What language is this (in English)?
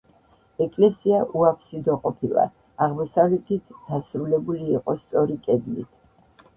Georgian